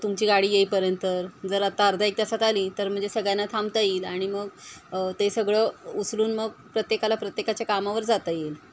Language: Marathi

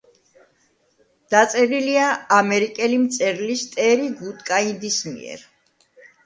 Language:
Georgian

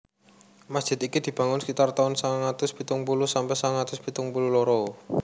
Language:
Javanese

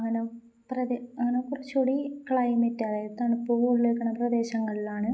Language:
Malayalam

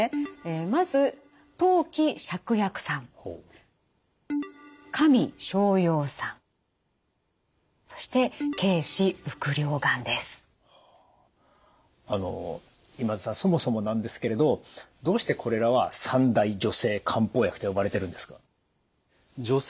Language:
Japanese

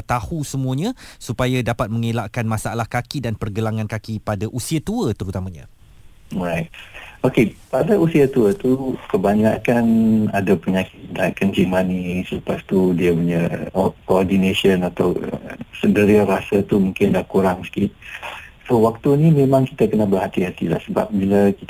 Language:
Malay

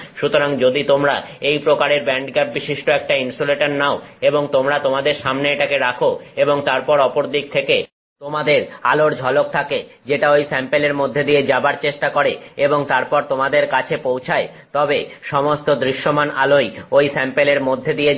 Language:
Bangla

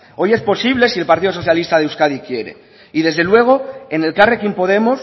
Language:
Spanish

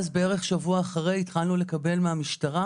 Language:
Hebrew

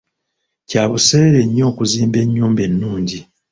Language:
Ganda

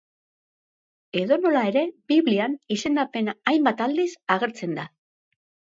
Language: Basque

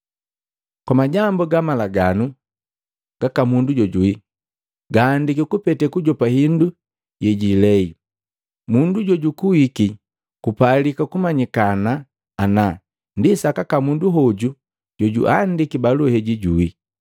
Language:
Matengo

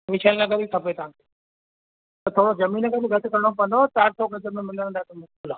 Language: Sindhi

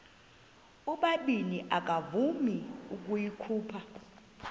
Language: Xhosa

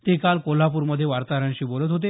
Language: Marathi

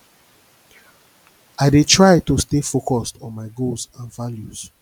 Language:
Nigerian Pidgin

